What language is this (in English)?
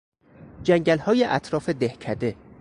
Persian